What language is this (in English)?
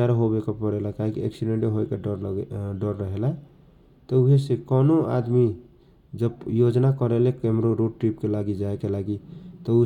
Kochila Tharu